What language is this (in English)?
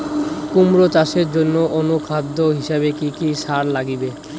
Bangla